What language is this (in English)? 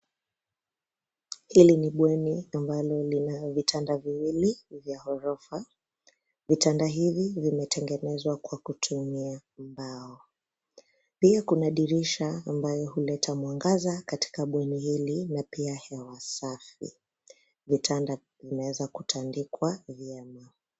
Swahili